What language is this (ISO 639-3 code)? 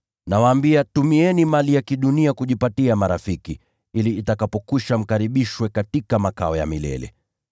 swa